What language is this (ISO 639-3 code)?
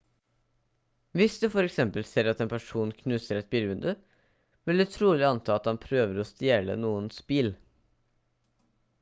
nob